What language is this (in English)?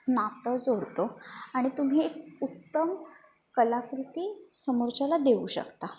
Marathi